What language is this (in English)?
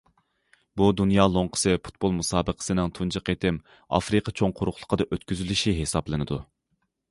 Uyghur